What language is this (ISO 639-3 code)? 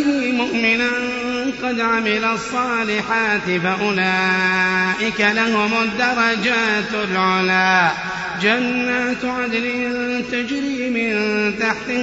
ara